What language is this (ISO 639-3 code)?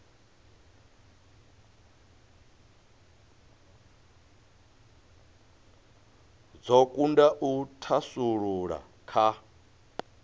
ven